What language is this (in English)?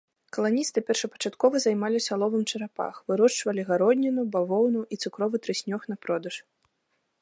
Belarusian